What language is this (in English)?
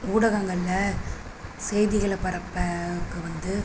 Tamil